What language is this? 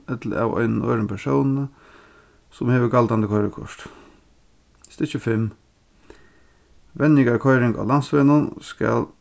Faroese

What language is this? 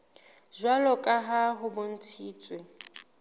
Southern Sotho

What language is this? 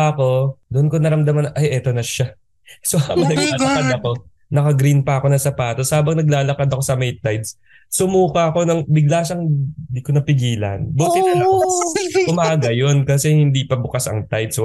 Filipino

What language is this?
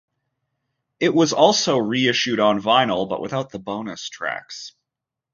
English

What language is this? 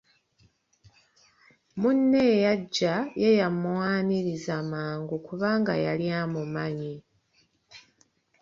Ganda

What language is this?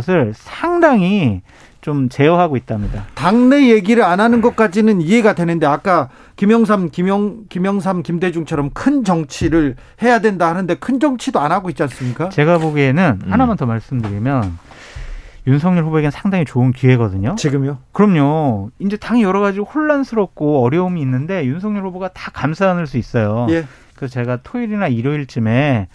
Korean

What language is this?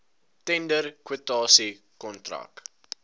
Afrikaans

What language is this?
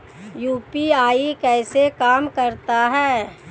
Hindi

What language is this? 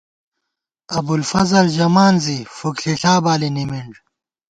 Gawar-Bati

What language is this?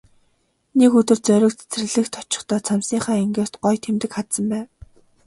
Mongolian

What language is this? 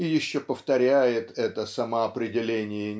Russian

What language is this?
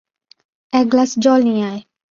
Bangla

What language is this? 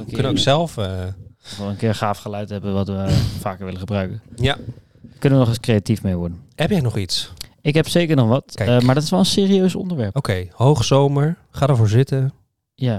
Dutch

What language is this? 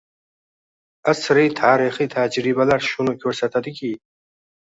Uzbek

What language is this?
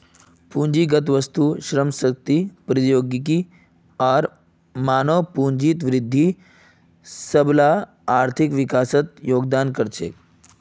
Magahi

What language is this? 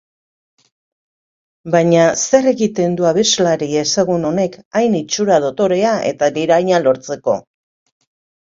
Basque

